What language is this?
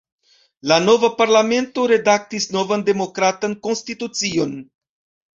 Esperanto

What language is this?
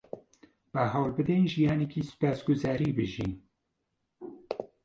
Central Kurdish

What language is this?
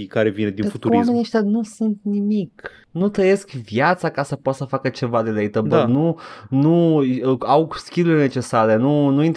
Romanian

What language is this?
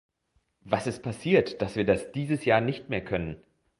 German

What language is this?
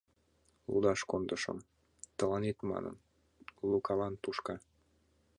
Mari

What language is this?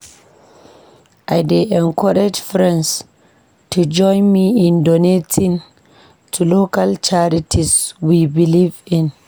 Nigerian Pidgin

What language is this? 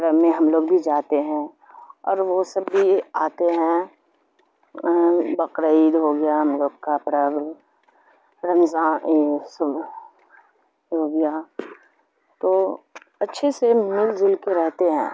Urdu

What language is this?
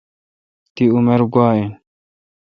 Kalkoti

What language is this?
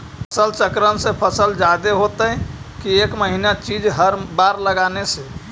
Magahi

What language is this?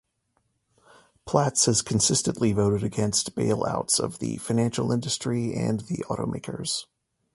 English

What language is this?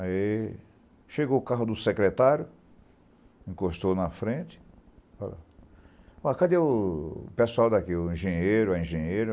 Portuguese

